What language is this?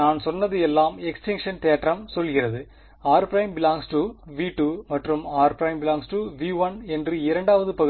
Tamil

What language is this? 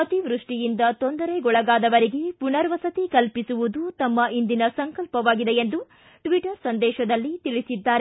Kannada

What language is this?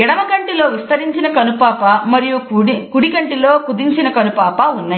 Telugu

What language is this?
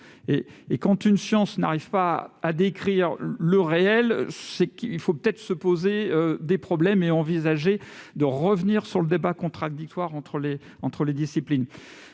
French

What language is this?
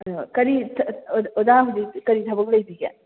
Manipuri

